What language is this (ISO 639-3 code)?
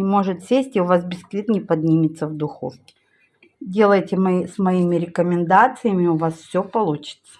rus